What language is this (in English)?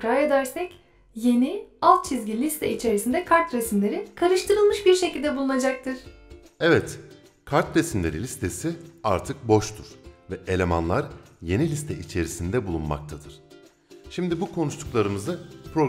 Turkish